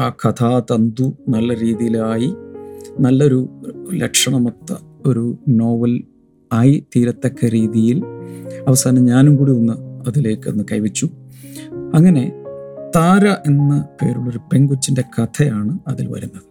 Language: Malayalam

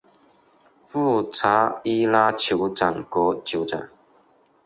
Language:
Chinese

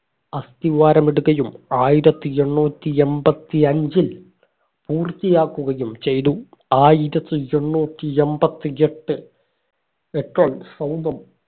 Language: Malayalam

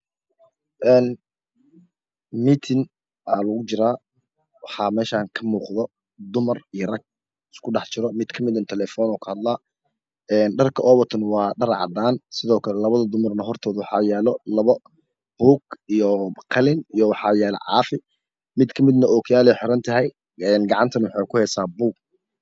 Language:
Somali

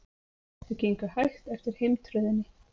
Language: Icelandic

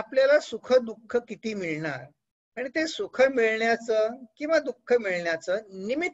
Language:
Hindi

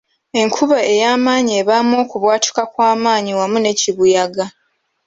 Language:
Ganda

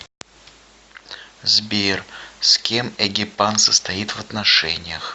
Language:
Russian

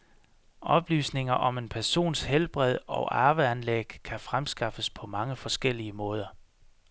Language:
Danish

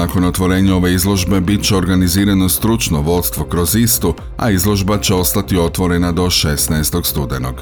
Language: Croatian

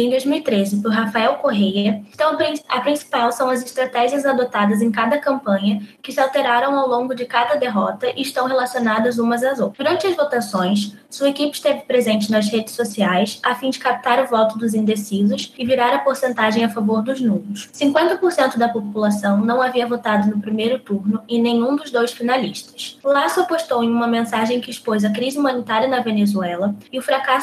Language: Portuguese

